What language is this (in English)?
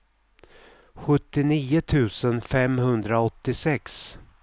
Swedish